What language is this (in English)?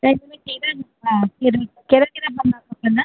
Sindhi